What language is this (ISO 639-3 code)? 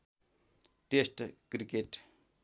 nep